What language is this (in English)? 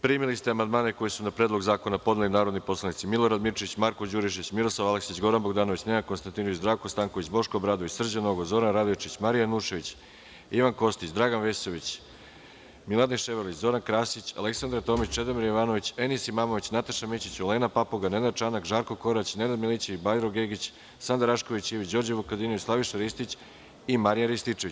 Serbian